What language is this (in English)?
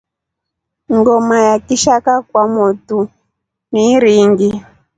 Rombo